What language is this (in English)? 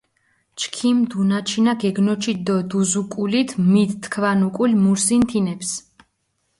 Mingrelian